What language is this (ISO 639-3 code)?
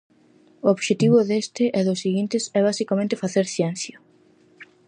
glg